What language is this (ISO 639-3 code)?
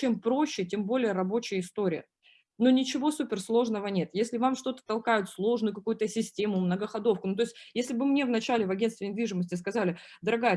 rus